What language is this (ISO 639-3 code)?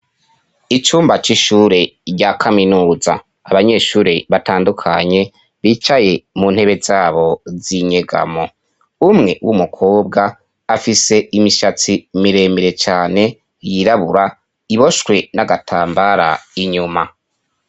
run